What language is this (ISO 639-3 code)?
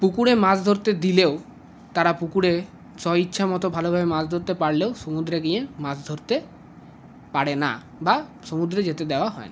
ben